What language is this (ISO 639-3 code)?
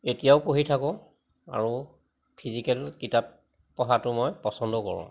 asm